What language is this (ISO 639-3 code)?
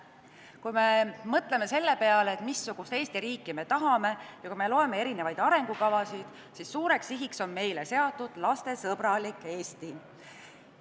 est